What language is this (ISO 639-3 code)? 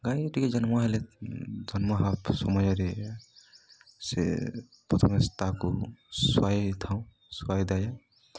ori